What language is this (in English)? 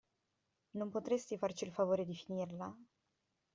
Italian